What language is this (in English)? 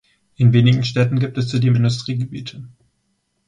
German